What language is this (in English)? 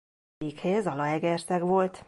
Hungarian